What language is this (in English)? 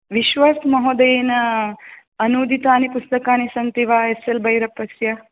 Sanskrit